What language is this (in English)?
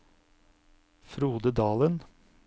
Norwegian